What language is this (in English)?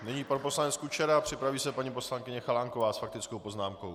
Czech